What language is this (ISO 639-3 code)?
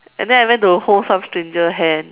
eng